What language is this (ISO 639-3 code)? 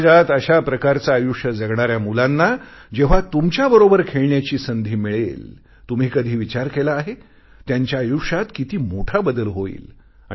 mar